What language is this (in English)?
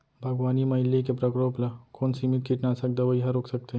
Chhattisgarhi